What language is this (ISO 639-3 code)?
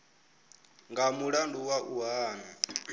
ven